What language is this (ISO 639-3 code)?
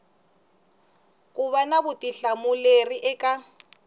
tso